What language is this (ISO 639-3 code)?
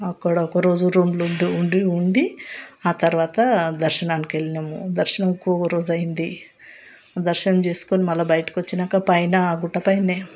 tel